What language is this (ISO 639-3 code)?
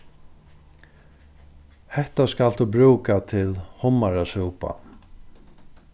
fao